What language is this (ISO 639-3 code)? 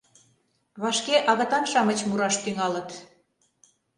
chm